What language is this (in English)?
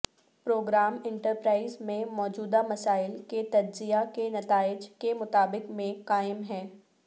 Urdu